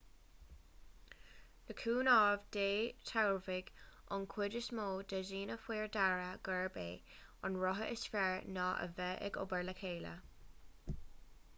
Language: Irish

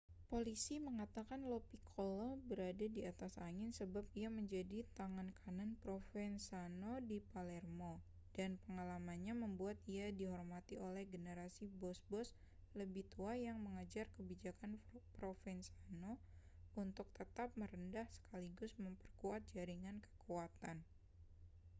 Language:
Indonesian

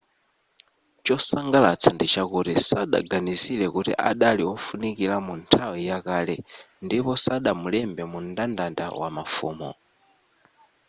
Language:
Nyanja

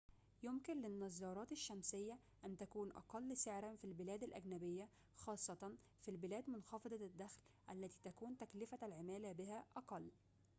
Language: Arabic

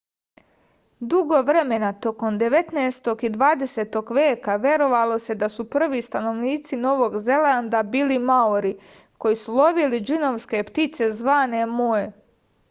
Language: Serbian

